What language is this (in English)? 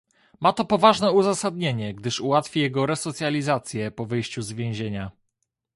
Polish